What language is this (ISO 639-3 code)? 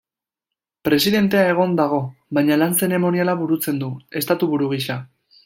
eus